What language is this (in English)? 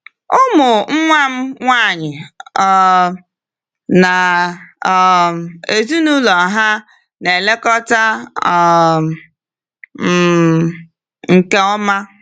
Igbo